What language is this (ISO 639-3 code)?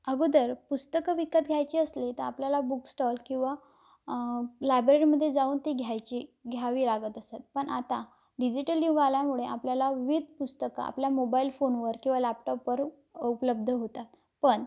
mar